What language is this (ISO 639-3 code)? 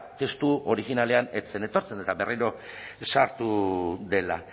eus